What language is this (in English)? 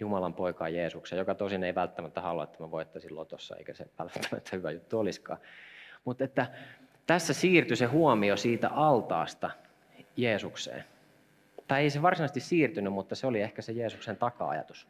Finnish